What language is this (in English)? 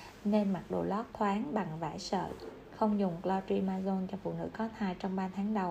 Vietnamese